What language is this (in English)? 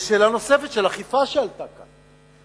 Hebrew